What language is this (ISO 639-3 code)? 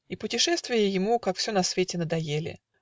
rus